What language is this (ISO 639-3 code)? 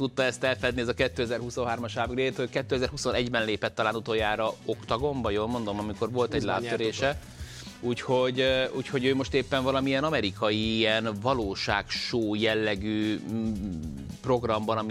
hun